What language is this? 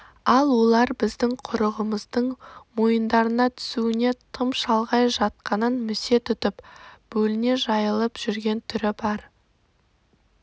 Kazakh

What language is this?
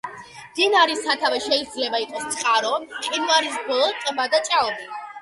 Georgian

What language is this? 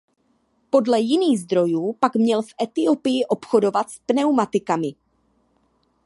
Czech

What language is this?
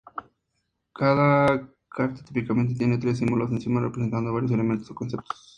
Spanish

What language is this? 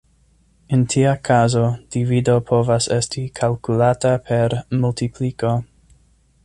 Esperanto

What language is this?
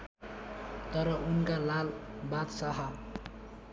Nepali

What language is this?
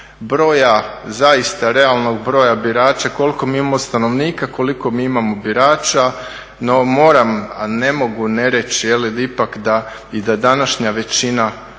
Croatian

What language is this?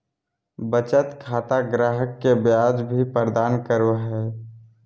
Magahi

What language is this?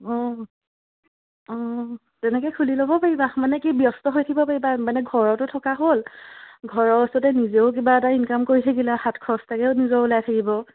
Assamese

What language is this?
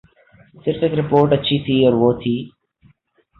Urdu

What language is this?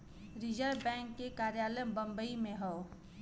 Bhojpuri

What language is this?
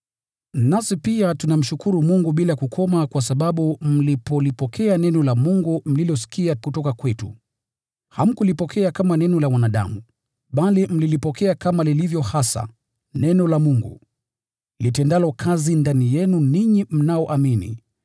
Swahili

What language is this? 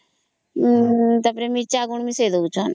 Odia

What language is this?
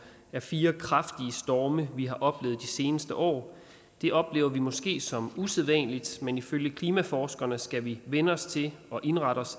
Danish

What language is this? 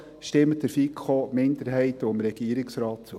Swiss German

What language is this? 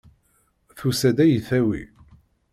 Kabyle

